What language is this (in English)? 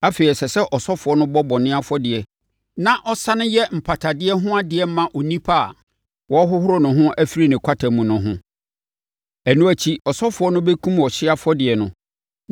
Akan